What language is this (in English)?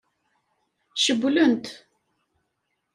Kabyle